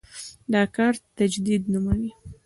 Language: Pashto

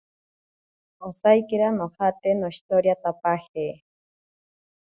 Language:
Ashéninka Perené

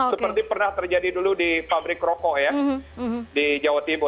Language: Indonesian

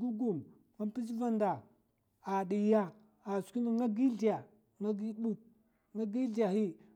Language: Mafa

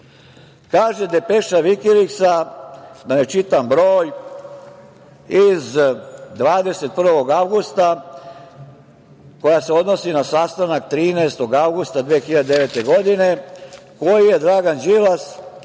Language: Serbian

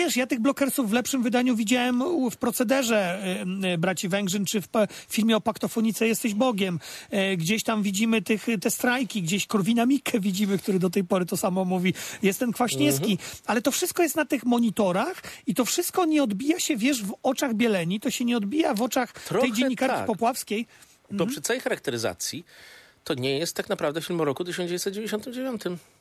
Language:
Polish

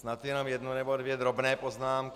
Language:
Czech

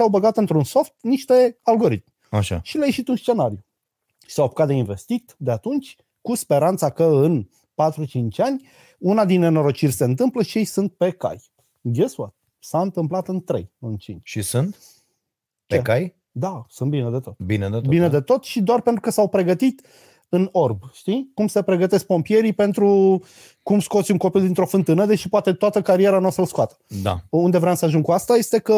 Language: Romanian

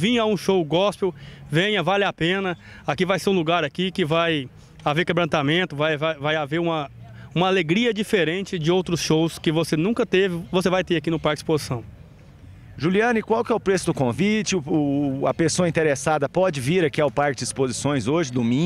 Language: Portuguese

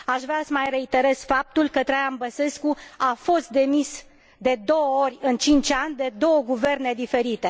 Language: Romanian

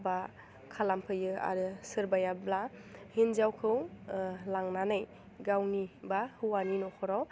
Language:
Bodo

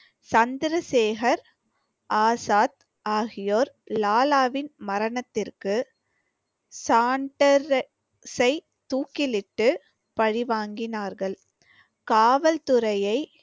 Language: Tamil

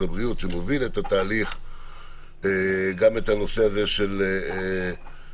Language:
Hebrew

